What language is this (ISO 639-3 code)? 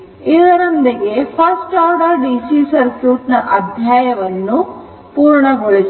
kan